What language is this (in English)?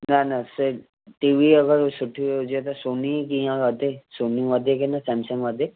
Sindhi